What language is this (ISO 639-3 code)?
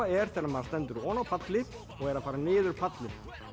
isl